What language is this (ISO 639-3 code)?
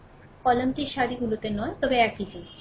ben